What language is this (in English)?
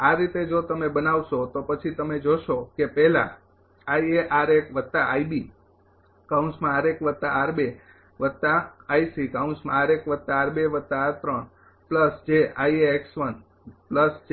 Gujarati